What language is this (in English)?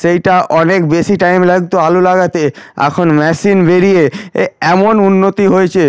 Bangla